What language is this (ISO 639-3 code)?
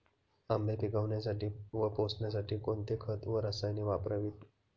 mar